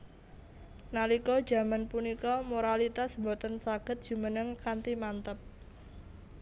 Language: Javanese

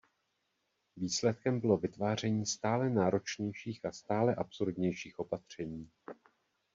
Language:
Czech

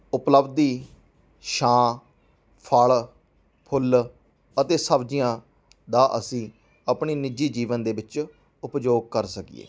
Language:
Punjabi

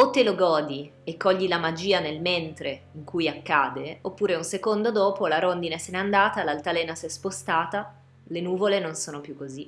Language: Italian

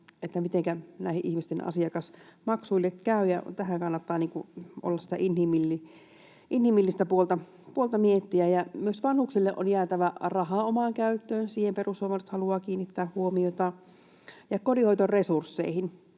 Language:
Finnish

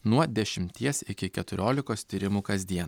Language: Lithuanian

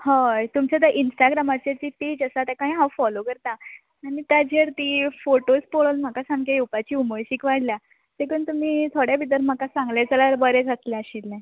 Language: Konkani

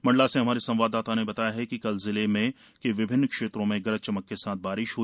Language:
Hindi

